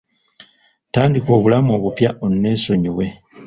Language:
Ganda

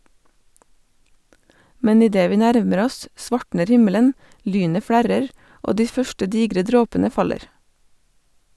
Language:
Norwegian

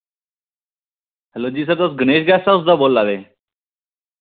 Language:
Dogri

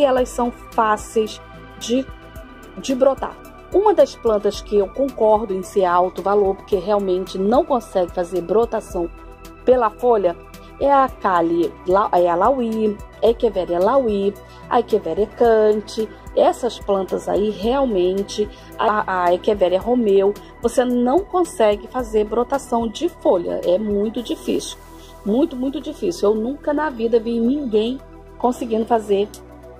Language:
Portuguese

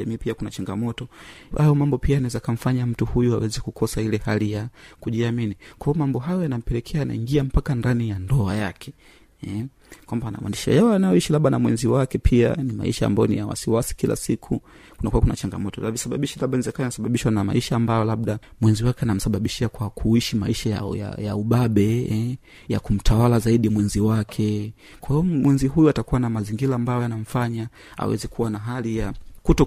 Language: Swahili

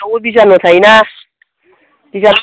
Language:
Bodo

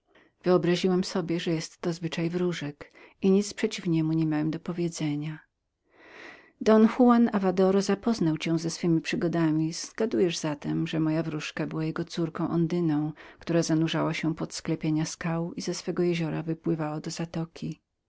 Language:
Polish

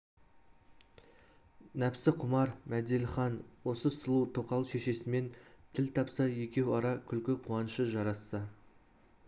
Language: Kazakh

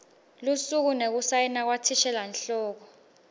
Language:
Swati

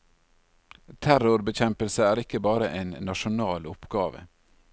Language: Norwegian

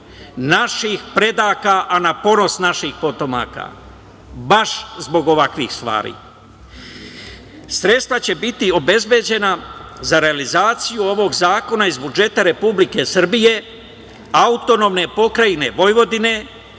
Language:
Serbian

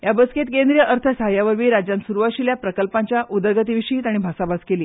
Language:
Konkani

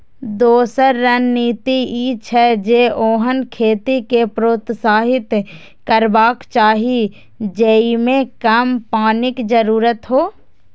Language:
Maithili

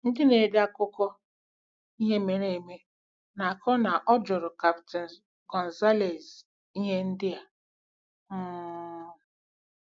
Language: Igbo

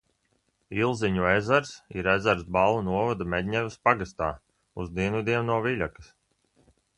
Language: Latvian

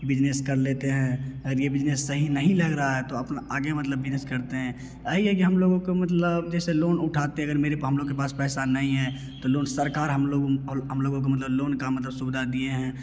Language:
Hindi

